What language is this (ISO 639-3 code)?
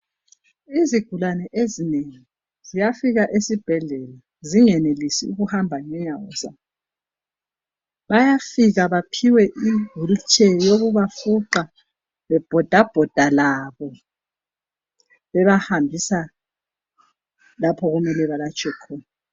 nde